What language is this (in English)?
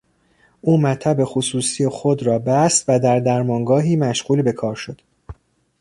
Persian